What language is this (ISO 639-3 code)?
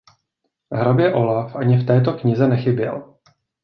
ces